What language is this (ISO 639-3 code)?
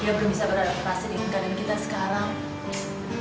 ind